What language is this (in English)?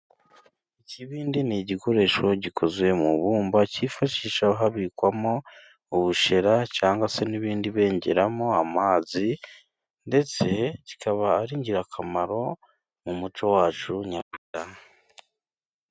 Kinyarwanda